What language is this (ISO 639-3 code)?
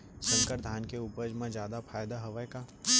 hne